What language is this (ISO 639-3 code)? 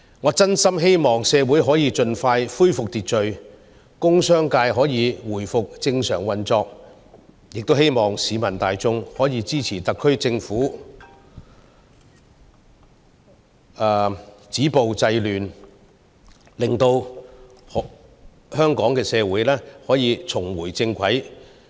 yue